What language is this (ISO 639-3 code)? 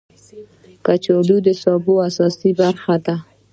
pus